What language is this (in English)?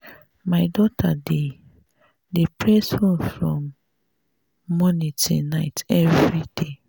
Nigerian Pidgin